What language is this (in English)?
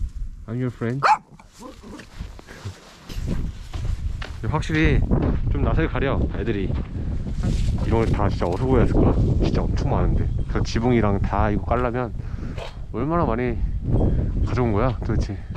Korean